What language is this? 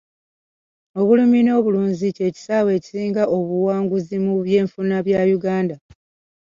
Ganda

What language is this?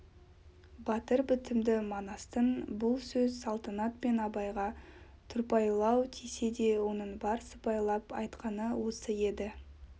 Kazakh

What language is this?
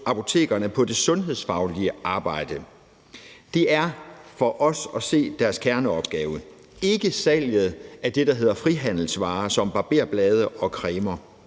Danish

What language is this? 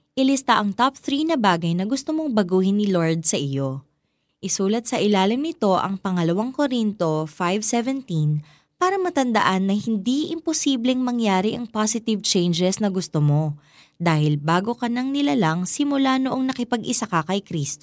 Filipino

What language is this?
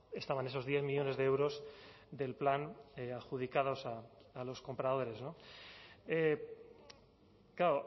Spanish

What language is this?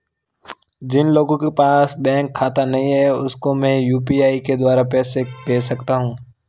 Hindi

